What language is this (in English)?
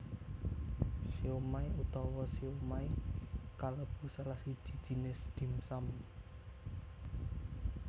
Javanese